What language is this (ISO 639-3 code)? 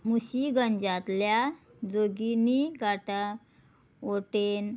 kok